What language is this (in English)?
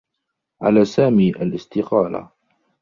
Arabic